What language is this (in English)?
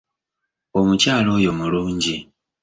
Ganda